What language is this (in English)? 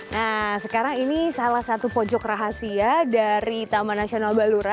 Indonesian